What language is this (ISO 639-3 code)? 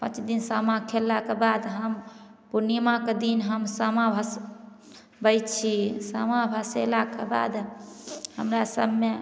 mai